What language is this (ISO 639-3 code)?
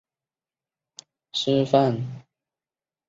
zho